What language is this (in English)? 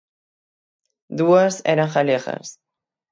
Galician